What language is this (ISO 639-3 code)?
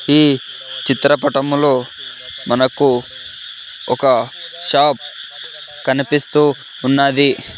tel